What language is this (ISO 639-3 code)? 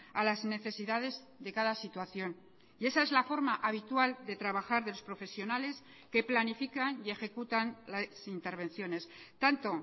spa